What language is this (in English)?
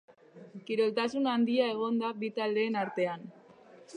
Basque